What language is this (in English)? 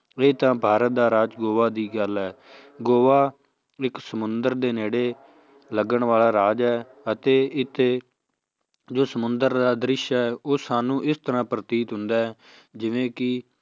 Punjabi